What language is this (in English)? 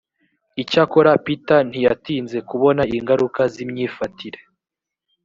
Kinyarwanda